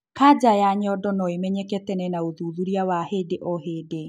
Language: Kikuyu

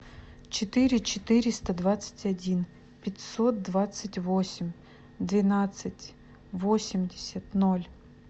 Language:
Russian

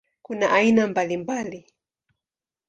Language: Swahili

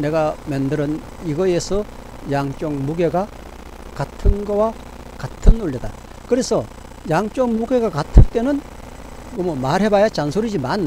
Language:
Korean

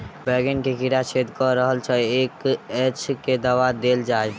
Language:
Maithili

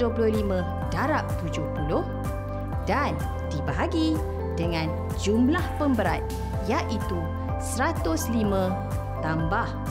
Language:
Malay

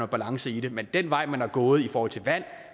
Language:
Danish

